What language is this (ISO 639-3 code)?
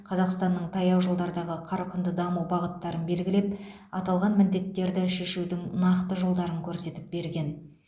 kaz